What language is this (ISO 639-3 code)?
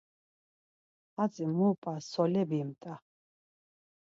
lzz